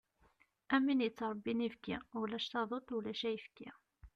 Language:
Kabyle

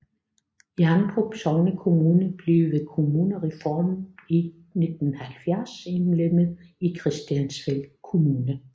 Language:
Danish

